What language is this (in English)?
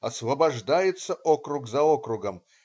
Russian